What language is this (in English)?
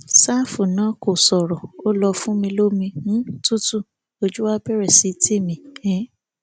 Yoruba